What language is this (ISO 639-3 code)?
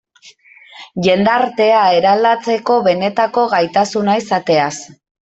eus